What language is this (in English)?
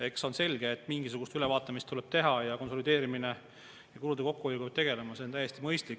Estonian